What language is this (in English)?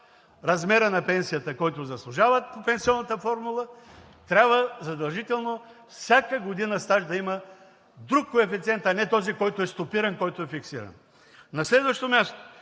Bulgarian